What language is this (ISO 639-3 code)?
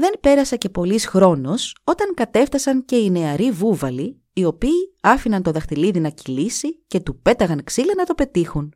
ell